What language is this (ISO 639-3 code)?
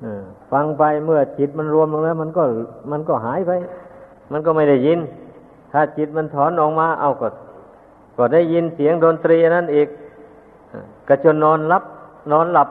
tha